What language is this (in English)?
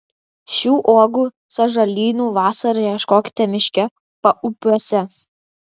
Lithuanian